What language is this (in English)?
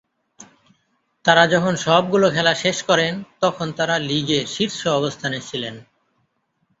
Bangla